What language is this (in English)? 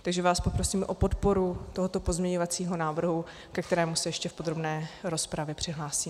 Czech